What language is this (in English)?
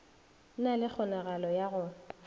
Northern Sotho